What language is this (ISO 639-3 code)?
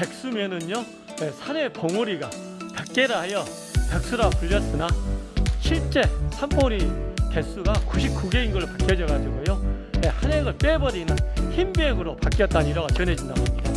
kor